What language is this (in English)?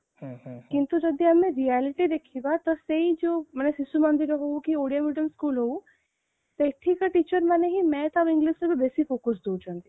Odia